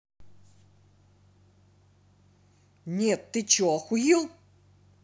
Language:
Russian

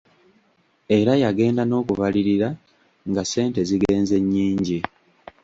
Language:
Ganda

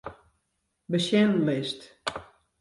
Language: Western Frisian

